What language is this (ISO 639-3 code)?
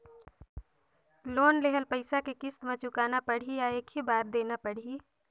hne